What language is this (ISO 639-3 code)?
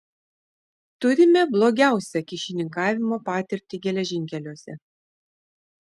lit